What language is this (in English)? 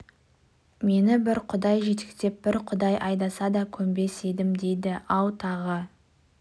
Kazakh